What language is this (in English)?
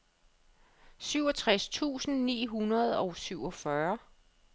Danish